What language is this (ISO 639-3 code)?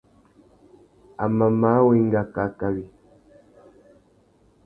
bag